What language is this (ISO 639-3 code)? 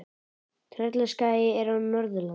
isl